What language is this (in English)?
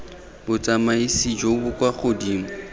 Tswana